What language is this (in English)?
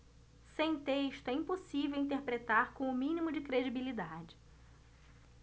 Portuguese